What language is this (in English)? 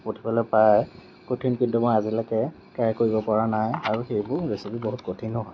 Assamese